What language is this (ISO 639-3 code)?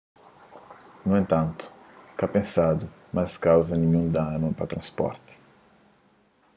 kea